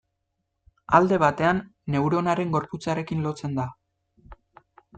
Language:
Basque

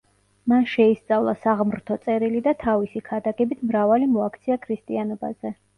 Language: Georgian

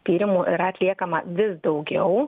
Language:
Lithuanian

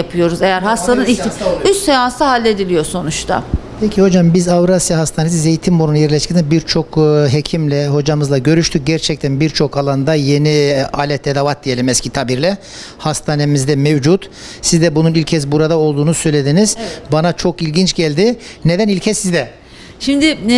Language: Turkish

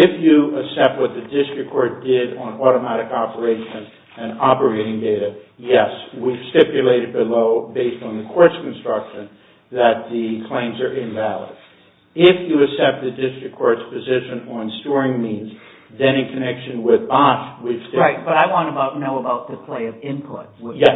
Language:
English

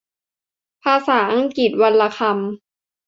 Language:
Thai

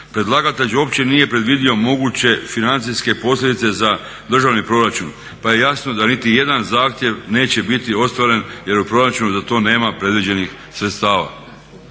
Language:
Croatian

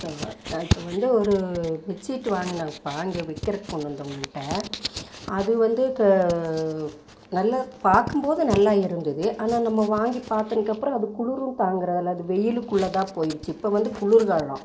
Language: Tamil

